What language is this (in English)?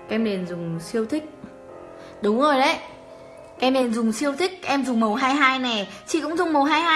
Vietnamese